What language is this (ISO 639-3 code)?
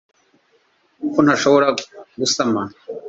kin